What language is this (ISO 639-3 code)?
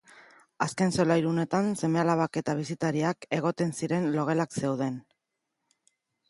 eus